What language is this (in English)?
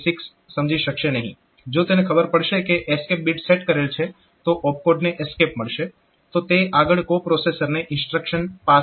Gujarati